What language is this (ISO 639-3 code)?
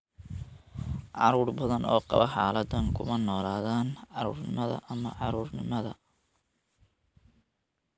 som